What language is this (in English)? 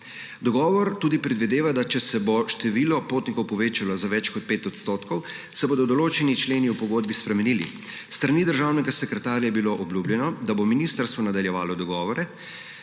Slovenian